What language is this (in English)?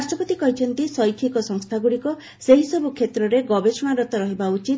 Odia